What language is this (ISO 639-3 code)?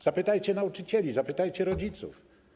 pol